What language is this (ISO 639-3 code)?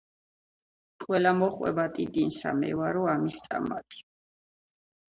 kat